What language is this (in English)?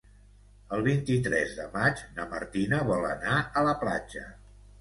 Catalan